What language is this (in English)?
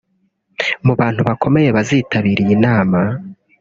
Kinyarwanda